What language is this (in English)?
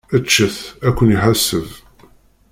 Kabyle